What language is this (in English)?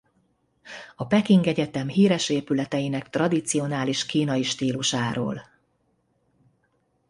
Hungarian